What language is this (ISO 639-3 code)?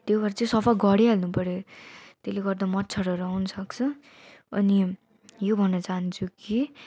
nep